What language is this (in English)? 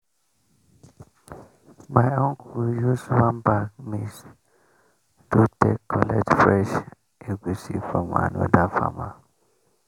Nigerian Pidgin